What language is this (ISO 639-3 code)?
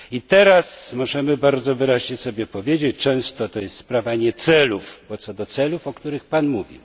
pol